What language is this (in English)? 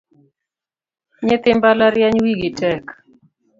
Luo (Kenya and Tanzania)